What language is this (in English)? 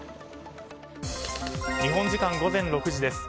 Japanese